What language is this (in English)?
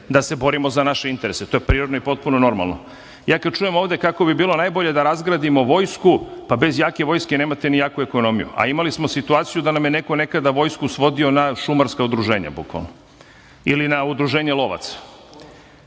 Serbian